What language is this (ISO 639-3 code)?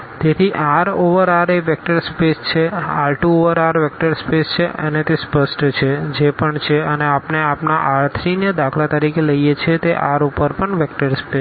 guj